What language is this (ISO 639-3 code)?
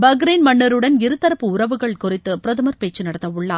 tam